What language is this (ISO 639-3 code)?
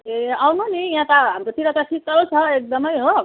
nep